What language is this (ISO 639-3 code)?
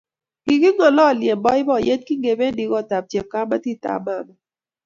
kln